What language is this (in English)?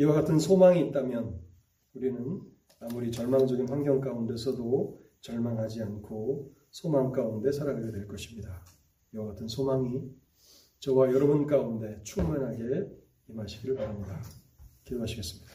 Korean